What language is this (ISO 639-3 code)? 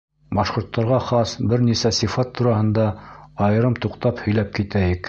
bak